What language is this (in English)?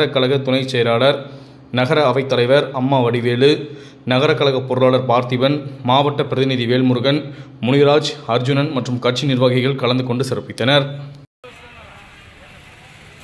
Romanian